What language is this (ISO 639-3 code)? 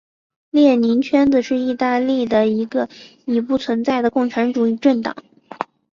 zho